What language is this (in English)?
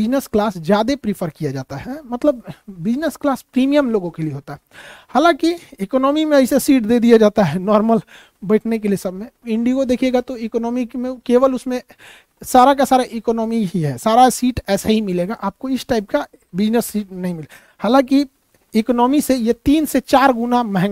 Hindi